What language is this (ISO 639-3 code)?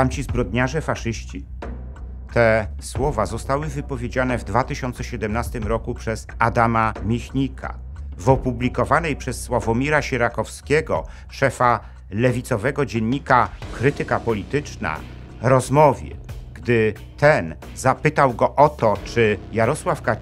pol